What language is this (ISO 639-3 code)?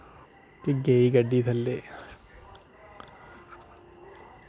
doi